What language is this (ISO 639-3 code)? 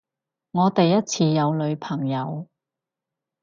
yue